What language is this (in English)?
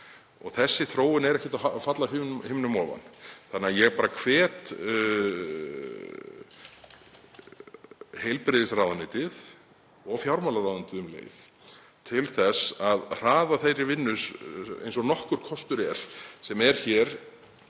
Icelandic